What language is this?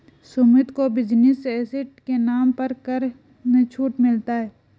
Hindi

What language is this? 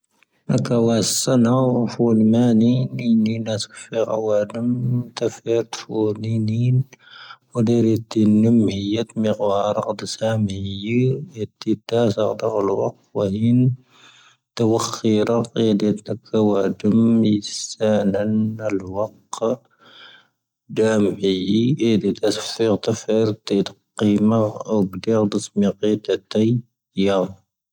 Tahaggart Tamahaq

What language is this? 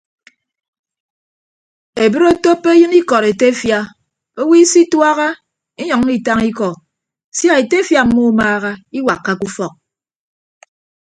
Ibibio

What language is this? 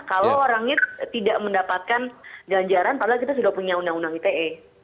Indonesian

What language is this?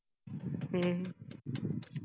Marathi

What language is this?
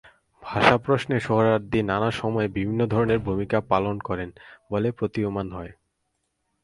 Bangla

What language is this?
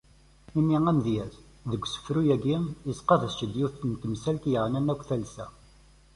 Kabyle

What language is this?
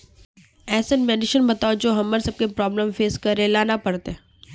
Magahi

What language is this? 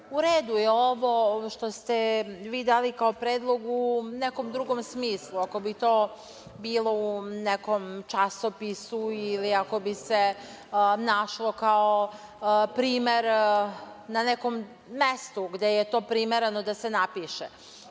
Serbian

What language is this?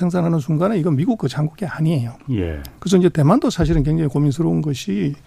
Korean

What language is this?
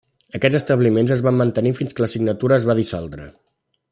Catalan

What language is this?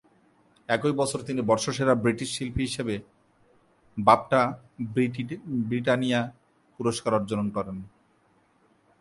Bangla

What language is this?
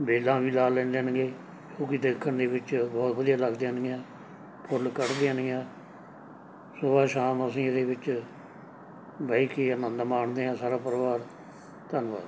Punjabi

